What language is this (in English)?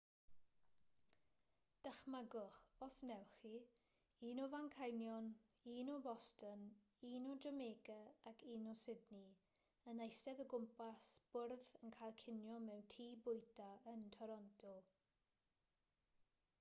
Welsh